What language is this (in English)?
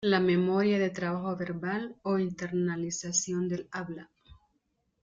Spanish